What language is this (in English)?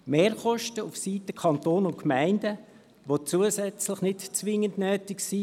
Swiss German